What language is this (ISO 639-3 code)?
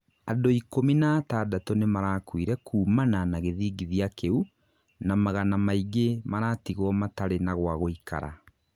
kik